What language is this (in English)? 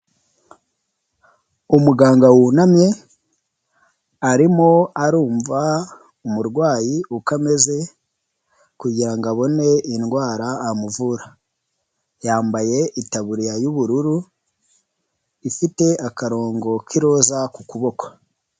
Kinyarwanda